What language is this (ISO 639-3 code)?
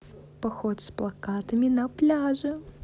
rus